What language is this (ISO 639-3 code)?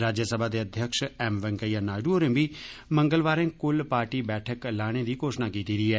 doi